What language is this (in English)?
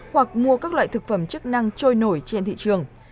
Vietnamese